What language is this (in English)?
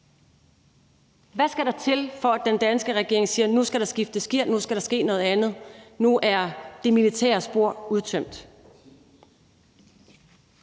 Danish